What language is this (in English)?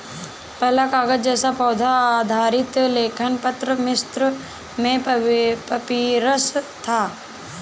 Hindi